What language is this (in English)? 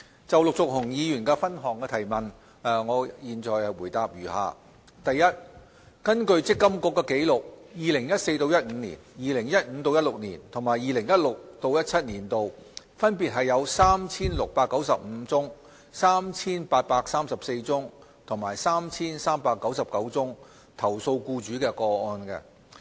Cantonese